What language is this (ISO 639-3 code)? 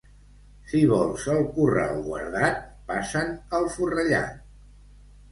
cat